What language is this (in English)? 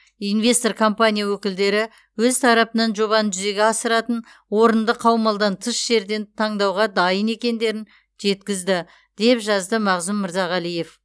Kazakh